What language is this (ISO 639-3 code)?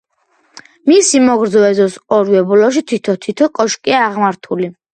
kat